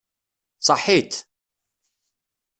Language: Kabyle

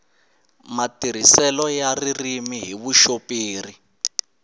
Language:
Tsonga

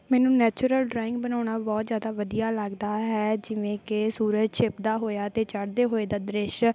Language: Punjabi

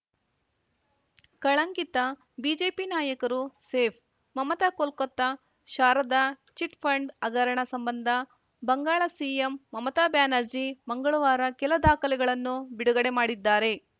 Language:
Kannada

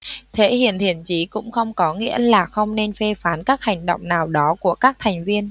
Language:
Vietnamese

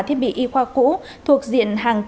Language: Vietnamese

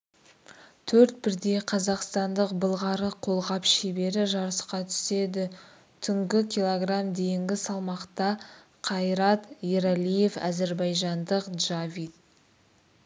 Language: Kazakh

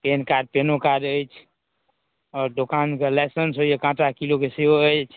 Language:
Maithili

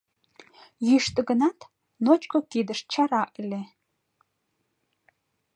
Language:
Mari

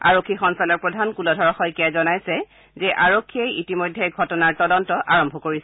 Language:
Assamese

